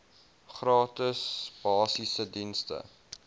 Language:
Afrikaans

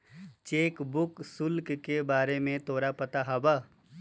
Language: Magahi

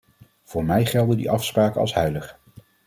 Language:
Dutch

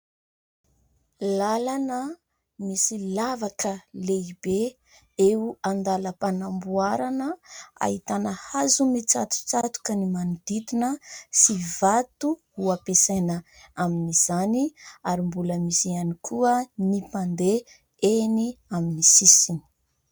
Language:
Malagasy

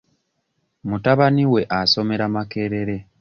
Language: Ganda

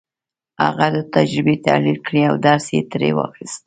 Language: Pashto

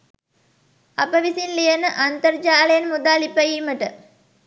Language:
Sinhala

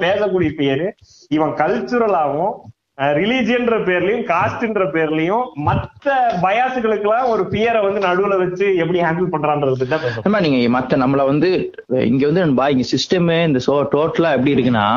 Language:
Tamil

